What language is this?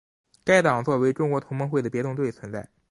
Chinese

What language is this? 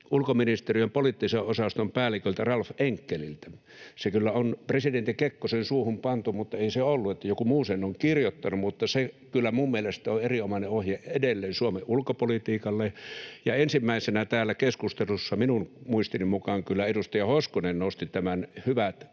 Finnish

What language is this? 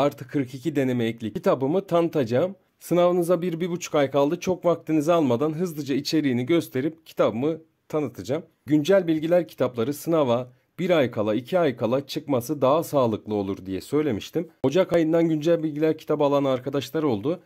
Turkish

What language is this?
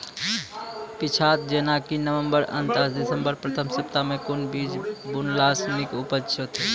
Maithili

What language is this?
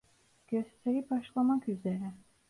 Turkish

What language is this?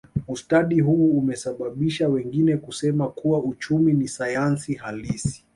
Swahili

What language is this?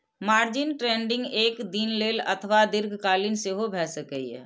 Maithili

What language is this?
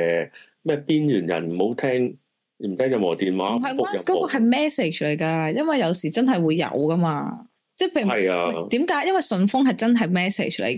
Chinese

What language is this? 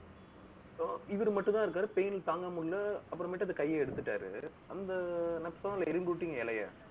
Tamil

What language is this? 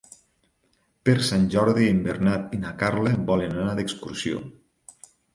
Catalan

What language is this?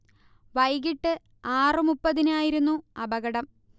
Malayalam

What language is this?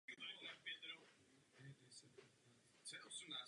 Czech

